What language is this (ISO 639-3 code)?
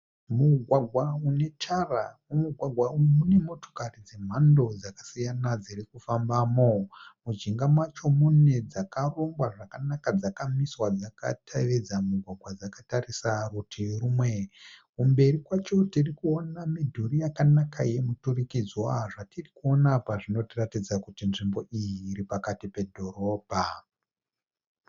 sna